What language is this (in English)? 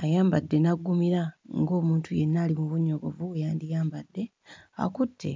Ganda